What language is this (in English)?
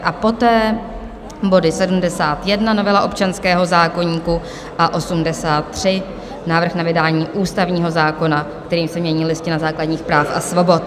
Czech